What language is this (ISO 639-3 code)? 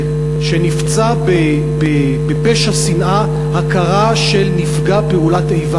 heb